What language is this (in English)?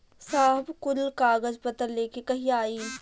Bhojpuri